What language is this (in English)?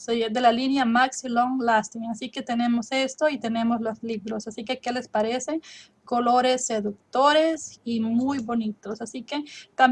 Spanish